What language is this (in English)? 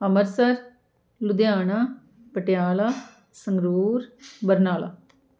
Punjabi